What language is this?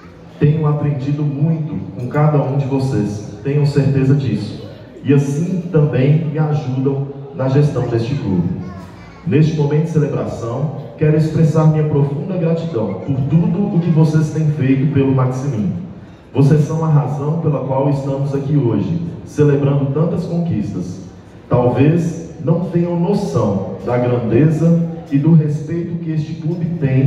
Portuguese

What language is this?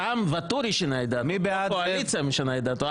Hebrew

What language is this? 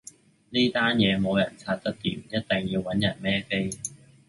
Cantonese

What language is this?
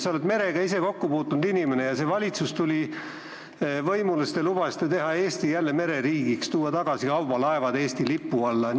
Estonian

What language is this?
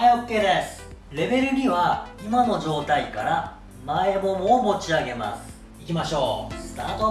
Japanese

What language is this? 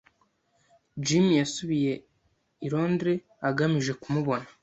Kinyarwanda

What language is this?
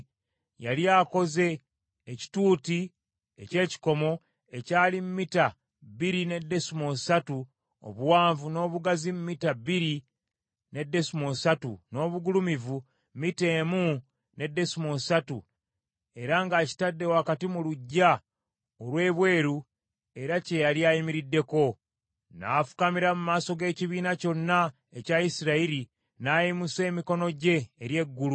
Ganda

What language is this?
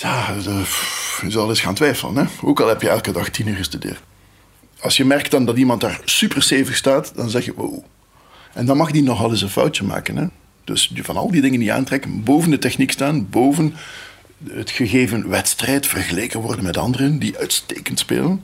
Dutch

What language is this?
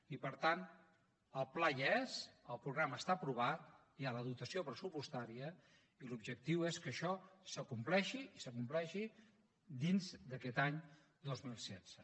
Catalan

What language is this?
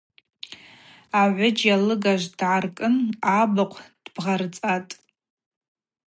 Abaza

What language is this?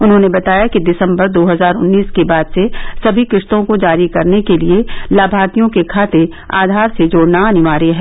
Hindi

